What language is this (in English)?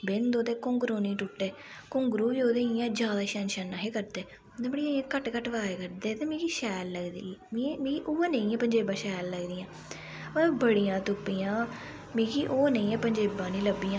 Dogri